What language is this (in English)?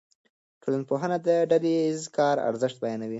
Pashto